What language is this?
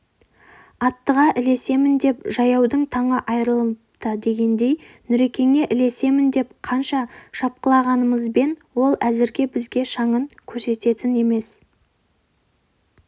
Kazakh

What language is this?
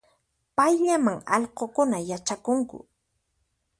Puno Quechua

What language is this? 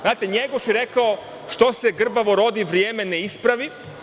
Serbian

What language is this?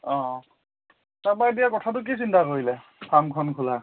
Assamese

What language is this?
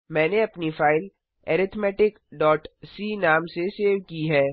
Hindi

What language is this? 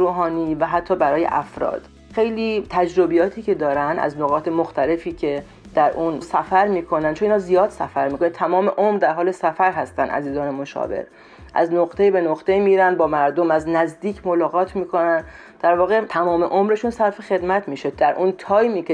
Persian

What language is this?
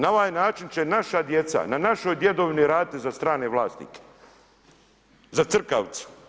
Croatian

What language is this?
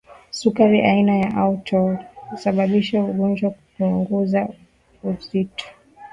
Swahili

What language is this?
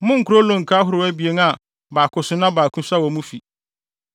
Akan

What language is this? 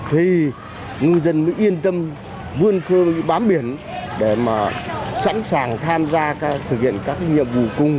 Vietnamese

